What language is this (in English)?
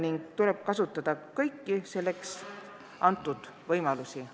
Estonian